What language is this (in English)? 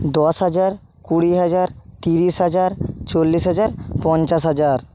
Bangla